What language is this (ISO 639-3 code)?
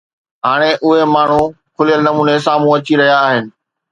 snd